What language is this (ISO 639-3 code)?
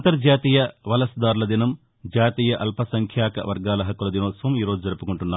tel